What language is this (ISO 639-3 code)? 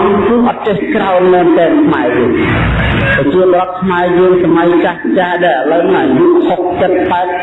vie